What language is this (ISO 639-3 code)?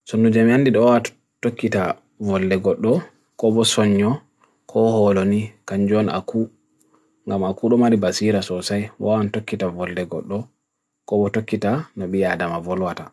fui